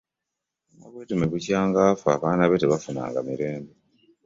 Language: Ganda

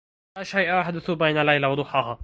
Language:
Arabic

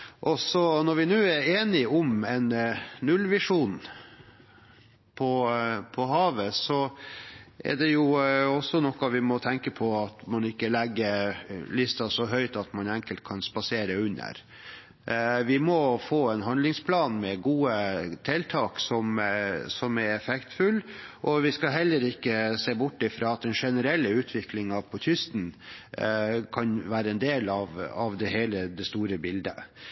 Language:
Norwegian Bokmål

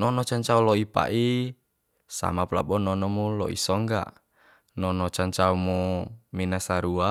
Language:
Bima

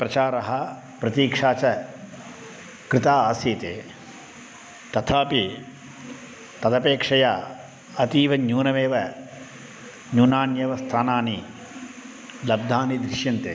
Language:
Sanskrit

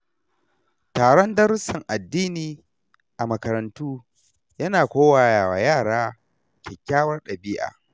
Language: Hausa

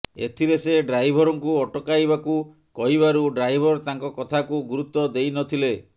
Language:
Odia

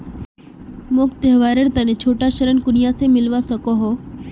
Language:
Magahi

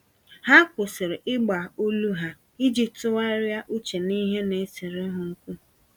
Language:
Igbo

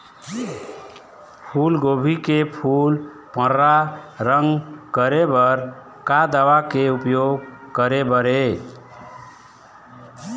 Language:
Chhattisgarhi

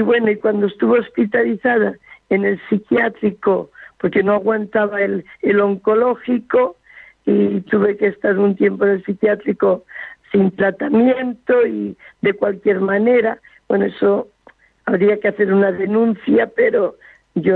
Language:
Spanish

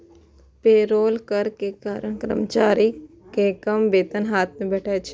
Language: Maithili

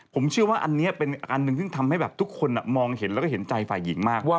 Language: Thai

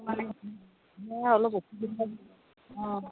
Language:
Assamese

